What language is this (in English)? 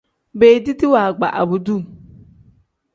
Tem